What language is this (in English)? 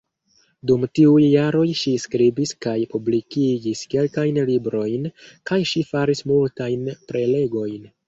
Esperanto